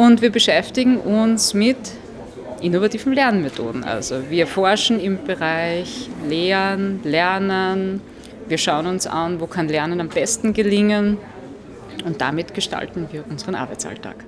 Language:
German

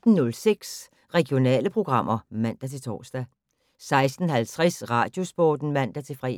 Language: Danish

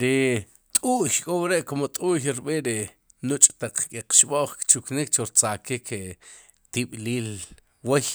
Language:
Sipacapense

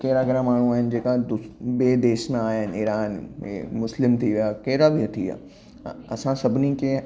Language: Sindhi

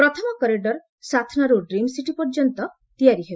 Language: Odia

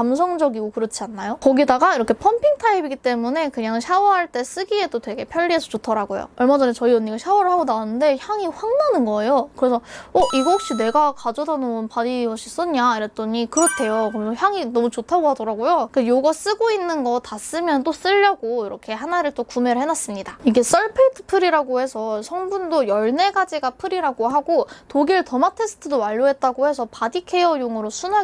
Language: Korean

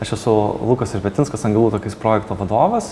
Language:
Lithuanian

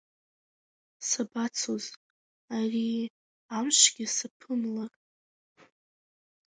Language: Abkhazian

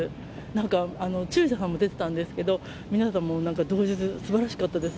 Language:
Japanese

